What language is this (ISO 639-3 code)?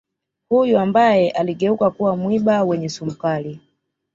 swa